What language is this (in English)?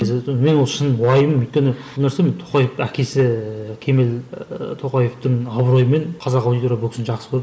Kazakh